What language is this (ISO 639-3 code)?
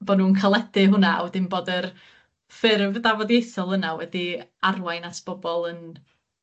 cym